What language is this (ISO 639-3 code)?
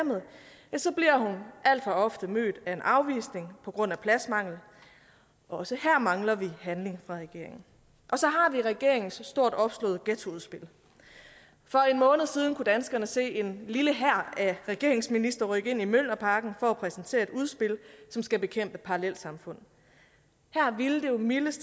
dan